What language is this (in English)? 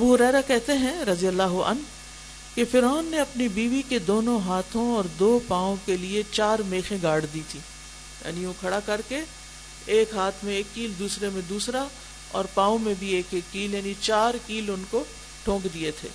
Urdu